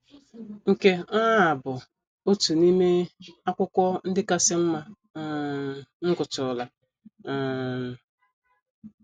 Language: Igbo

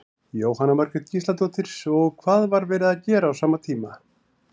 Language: Icelandic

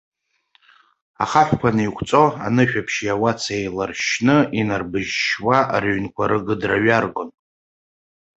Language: Abkhazian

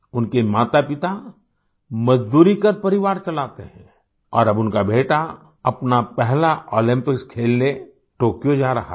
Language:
Hindi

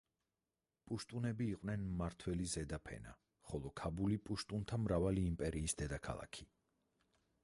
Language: Georgian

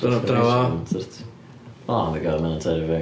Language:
Welsh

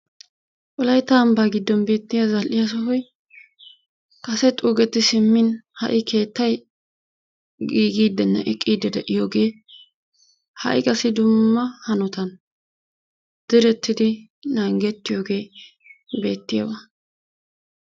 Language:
Wolaytta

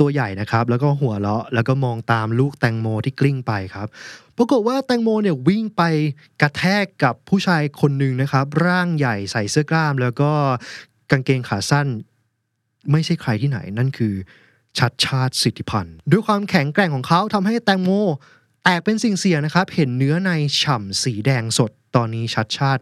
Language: Thai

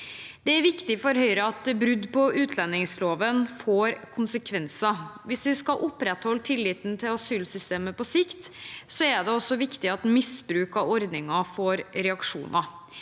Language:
Norwegian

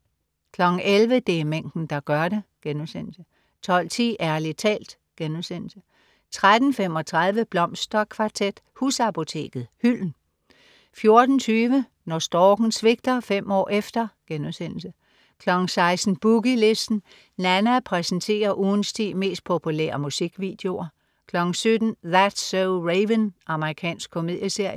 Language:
Danish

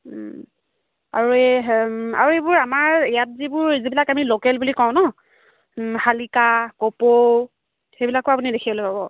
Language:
Assamese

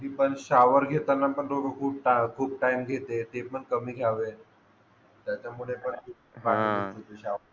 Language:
Marathi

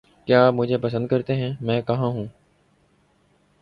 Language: Urdu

